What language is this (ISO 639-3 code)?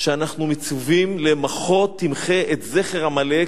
heb